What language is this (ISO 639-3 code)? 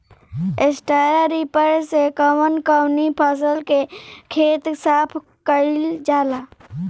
bho